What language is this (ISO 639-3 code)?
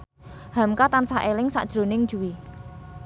jav